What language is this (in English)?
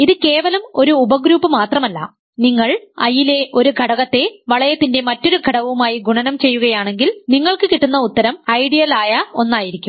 Malayalam